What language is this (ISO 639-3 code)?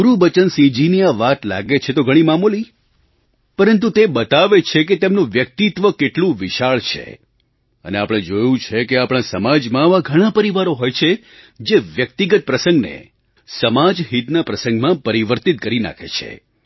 guj